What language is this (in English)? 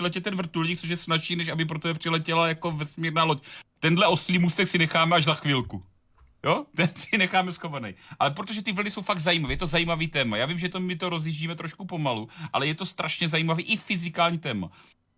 Czech